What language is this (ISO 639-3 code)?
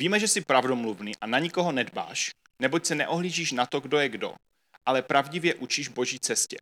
ces